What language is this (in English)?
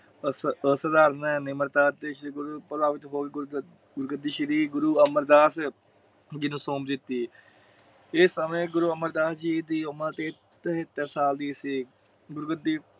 Punjabi